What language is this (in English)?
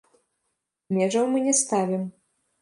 Belarusian